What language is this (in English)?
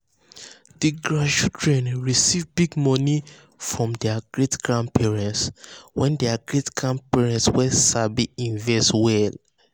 Nigerian Pidgin